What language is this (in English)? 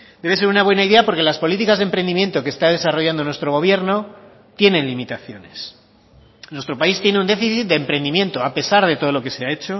Spanish